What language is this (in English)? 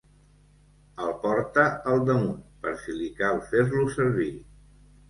Catalan